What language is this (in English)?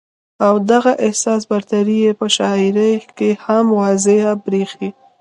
Pashto